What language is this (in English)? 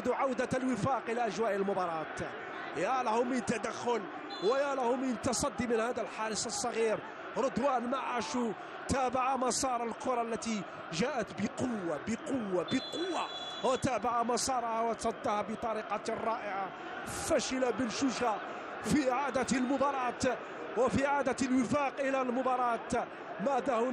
Arabic